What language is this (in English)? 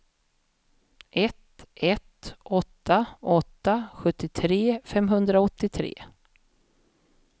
Swedish